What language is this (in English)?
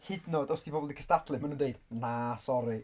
Welsh